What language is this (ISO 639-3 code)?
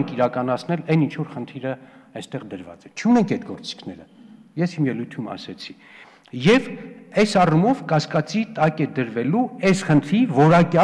tur